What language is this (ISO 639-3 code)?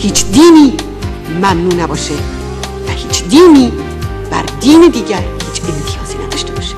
fas